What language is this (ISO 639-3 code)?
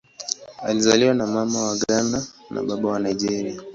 swa